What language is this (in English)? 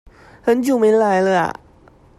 Chinese